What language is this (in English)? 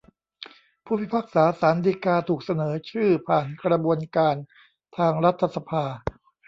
Thai